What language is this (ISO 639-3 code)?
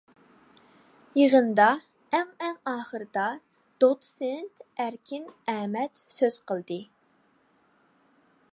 uig